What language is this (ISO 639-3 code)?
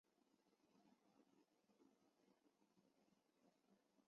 zho